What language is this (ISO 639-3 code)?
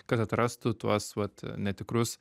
lit